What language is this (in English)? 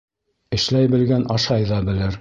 Bashkir